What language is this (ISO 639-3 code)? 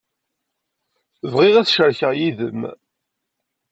kab